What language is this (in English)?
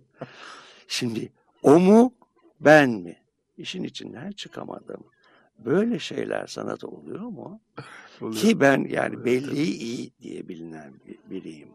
Turkish